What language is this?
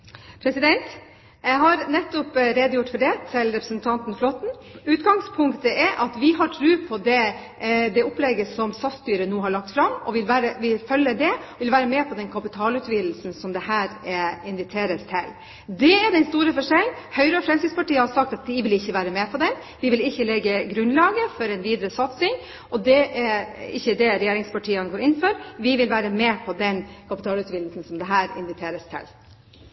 Norwegian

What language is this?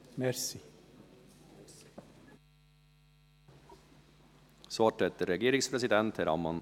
Swiss German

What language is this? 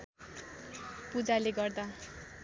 Nepali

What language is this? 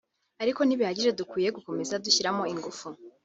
Kinyarwanda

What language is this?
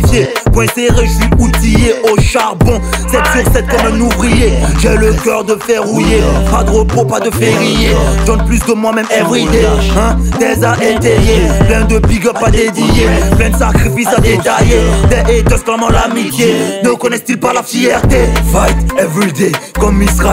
French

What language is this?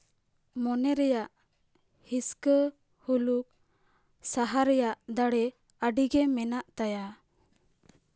Santali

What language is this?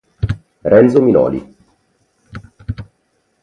Italian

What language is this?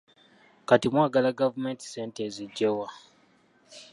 Ganda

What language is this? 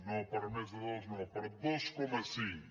Catalan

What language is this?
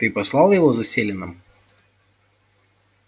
Russian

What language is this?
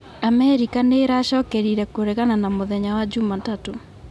Kikuyu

